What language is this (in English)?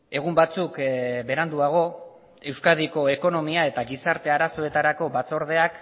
Basque